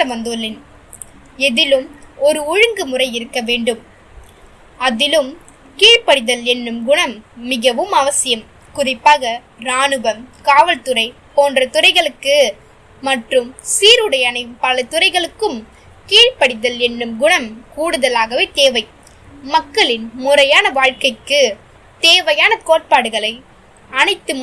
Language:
Vietnamese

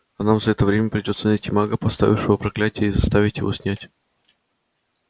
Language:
Russian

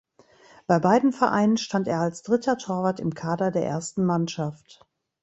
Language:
German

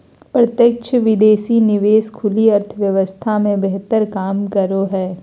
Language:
Magahi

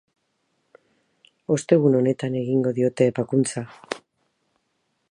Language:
Basque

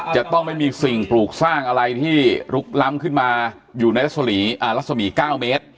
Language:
Thai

